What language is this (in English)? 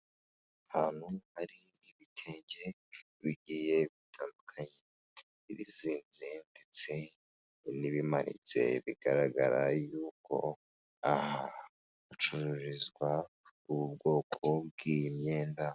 Kinyarwanda